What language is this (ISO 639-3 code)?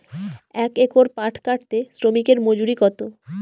ben